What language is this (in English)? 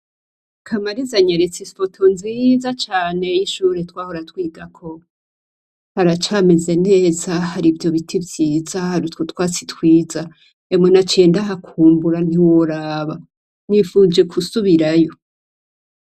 Rundi